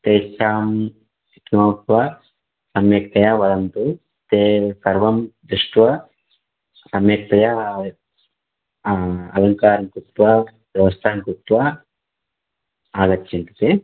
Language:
Sanskrit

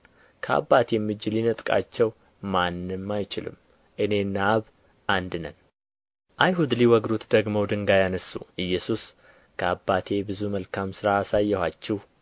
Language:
Amharic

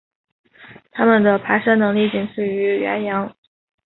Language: Chinese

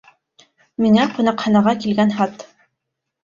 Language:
Bashkir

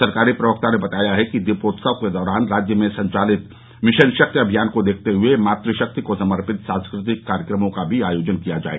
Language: Hindi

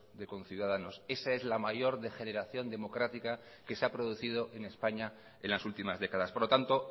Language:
Spanish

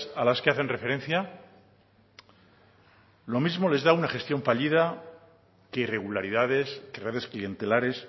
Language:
Spanish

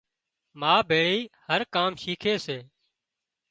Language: Wadiyara Koli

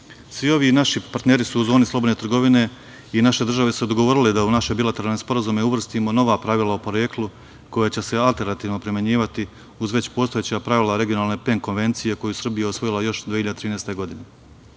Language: Serbian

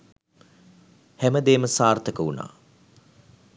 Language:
Sinhala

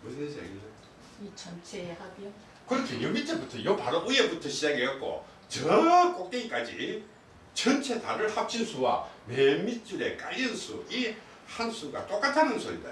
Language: Korean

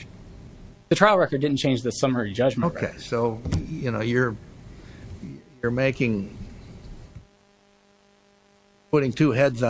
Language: English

